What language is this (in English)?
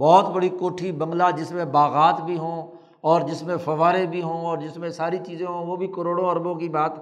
Urdu